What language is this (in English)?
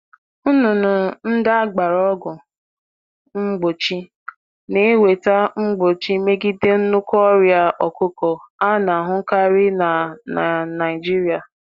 Igbo